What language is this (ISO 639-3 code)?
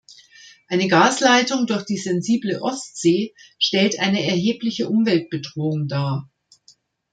deu